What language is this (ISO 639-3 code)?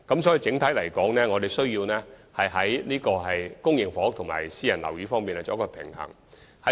yue